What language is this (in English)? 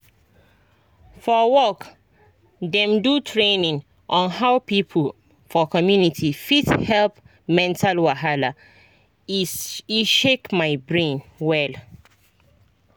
Nigerian Pidgin